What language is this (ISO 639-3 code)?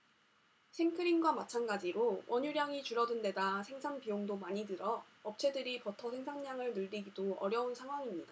kor